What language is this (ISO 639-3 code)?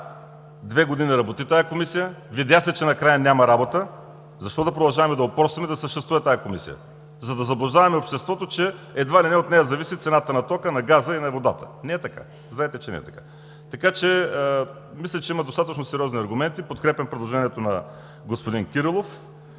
bul